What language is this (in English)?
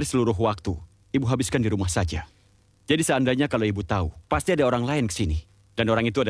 Indonesian